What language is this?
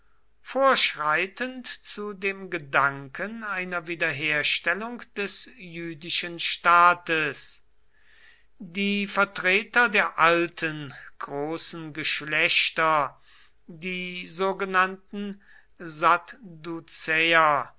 German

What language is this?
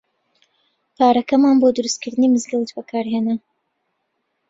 Central Kurdish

